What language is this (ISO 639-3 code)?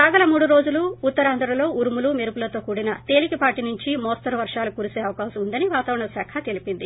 tel